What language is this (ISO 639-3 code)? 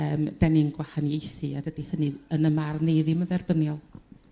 cym